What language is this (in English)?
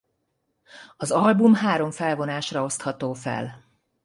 Hungarian